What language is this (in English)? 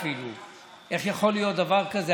Hebrew